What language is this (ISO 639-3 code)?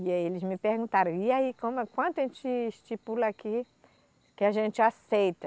por